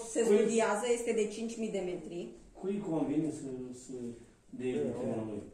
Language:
Romanian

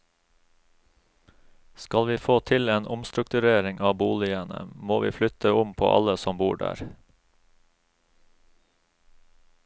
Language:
Norwegian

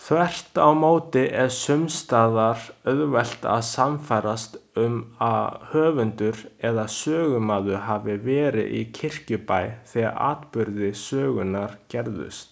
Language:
Icelandic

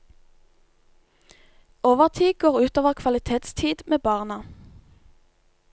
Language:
Norwegian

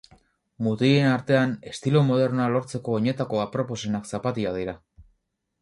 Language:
Basque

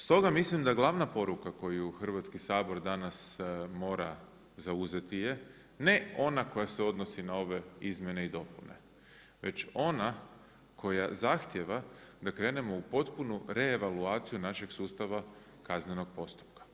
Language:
Croatian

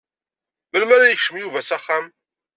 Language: Kabyle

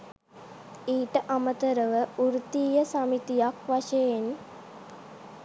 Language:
Sinhala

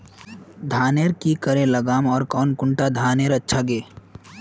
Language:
Magahi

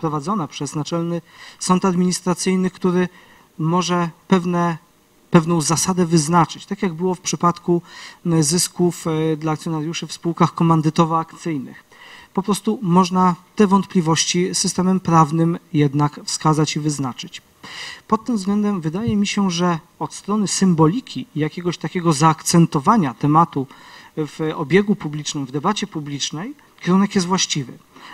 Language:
Polish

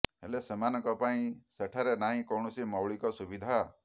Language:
Odia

